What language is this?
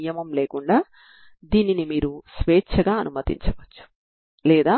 Telugu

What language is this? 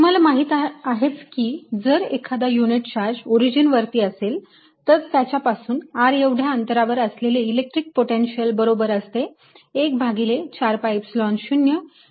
Marathi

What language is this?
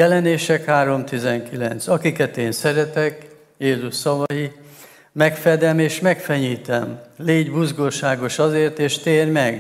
Hungarian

